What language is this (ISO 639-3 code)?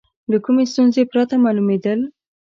pus